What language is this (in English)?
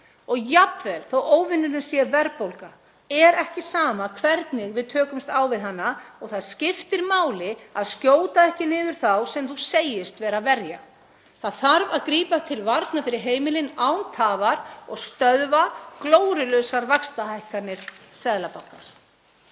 Icelandic